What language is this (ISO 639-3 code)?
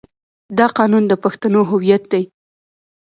pus